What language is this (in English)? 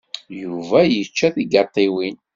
Kabyle